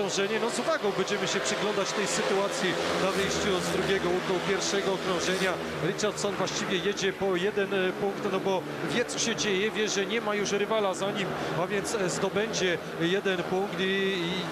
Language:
Polish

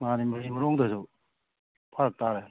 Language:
Manipuri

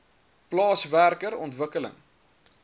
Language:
Afrikaans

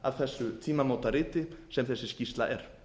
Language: Icelandic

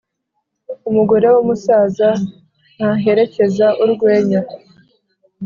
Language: Kinyarwanda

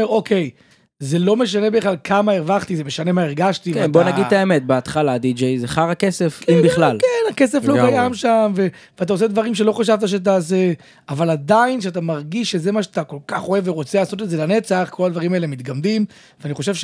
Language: Hebrew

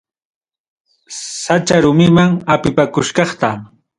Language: Ayacucho Quechua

